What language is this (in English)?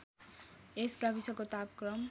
Nepali